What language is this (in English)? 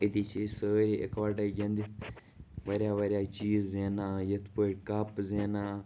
Kashmiri